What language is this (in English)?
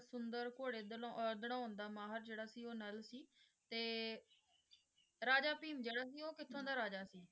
Punjabi